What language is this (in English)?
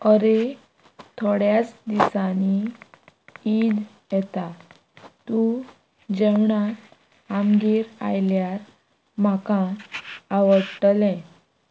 Konkani